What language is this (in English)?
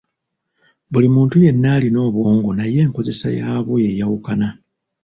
Ganda